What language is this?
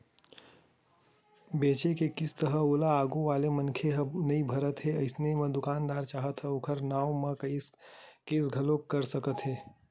Chhattisgarhi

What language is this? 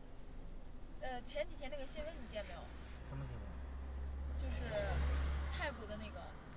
Chinese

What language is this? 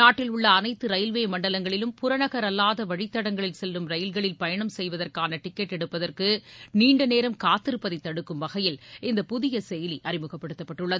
Tamil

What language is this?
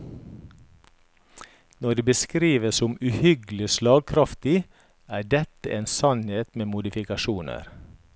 Norwegian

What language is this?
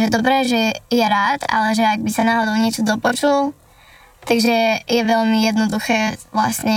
Slovak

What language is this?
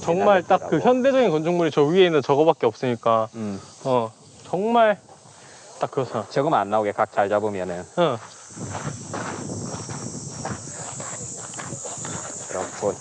Korean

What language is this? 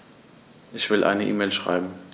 German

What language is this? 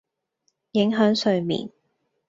Cantonese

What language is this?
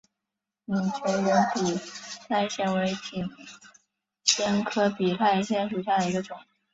Chinese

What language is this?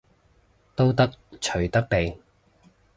Cantonese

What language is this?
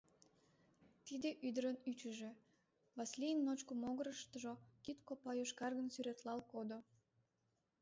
Mari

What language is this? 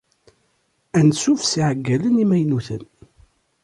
Kabyle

